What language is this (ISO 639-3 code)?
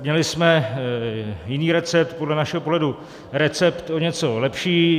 ces